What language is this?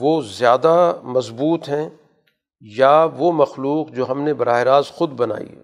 Urdu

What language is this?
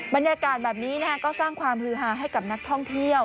Thai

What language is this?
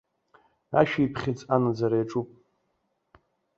Abkhazian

